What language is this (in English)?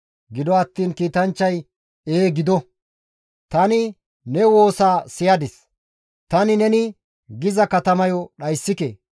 Gamo